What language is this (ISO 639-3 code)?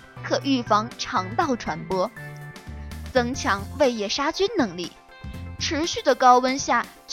zho